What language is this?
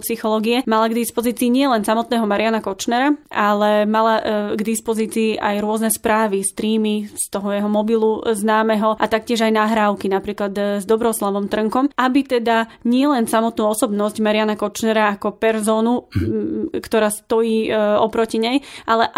Slovak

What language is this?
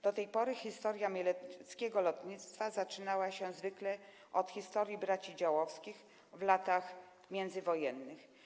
Polish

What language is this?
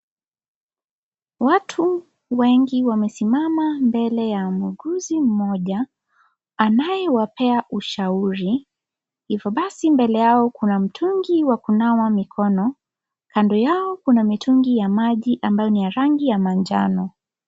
Swahili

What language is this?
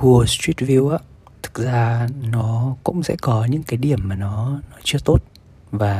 Vietnamese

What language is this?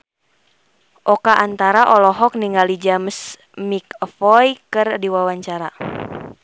Sundanese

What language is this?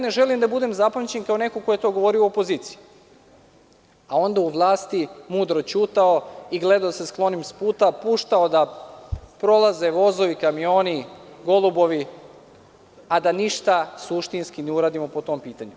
Serbian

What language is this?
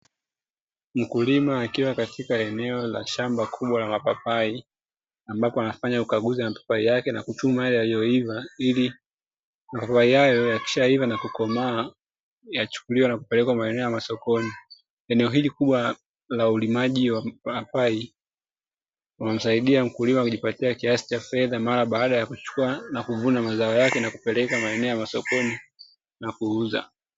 Swahili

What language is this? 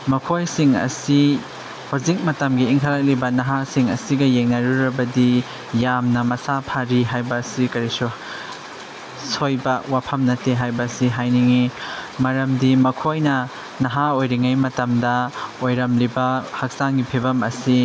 Manipuri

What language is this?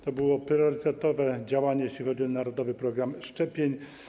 Polish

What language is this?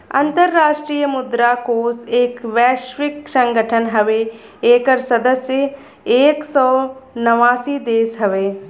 Bhojpuri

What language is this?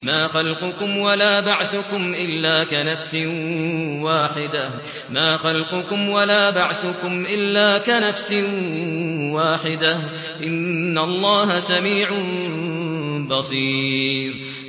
Arabic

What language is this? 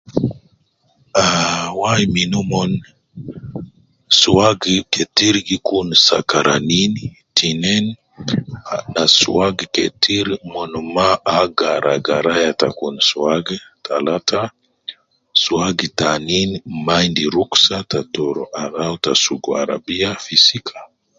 Nubi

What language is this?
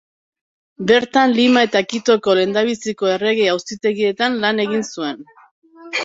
Basque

